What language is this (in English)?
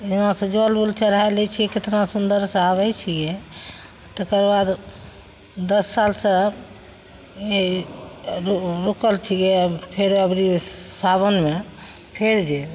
Maithili